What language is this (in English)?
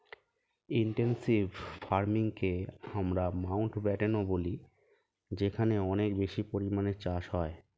Bangla